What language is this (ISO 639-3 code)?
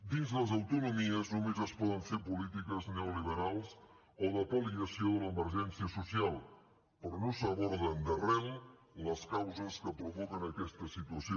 cat